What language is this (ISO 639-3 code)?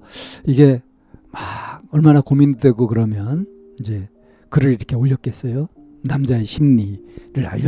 kor